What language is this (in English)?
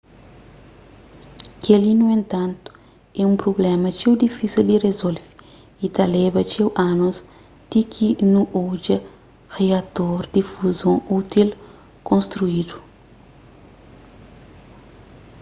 Kabuverdianu